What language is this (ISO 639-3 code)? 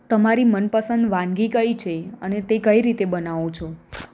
guj